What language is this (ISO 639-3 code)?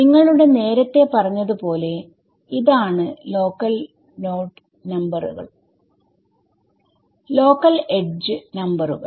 mal